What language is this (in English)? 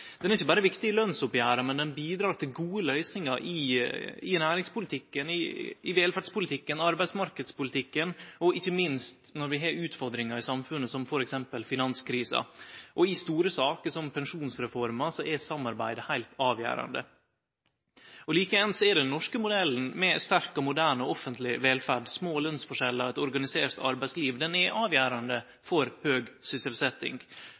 Norwegian Nynorsk